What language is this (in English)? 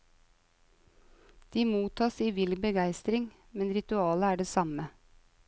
Norwegian